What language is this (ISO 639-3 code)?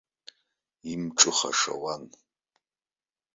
abk